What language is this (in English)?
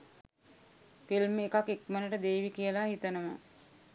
Sinhala